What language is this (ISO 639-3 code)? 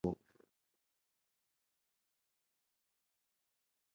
swa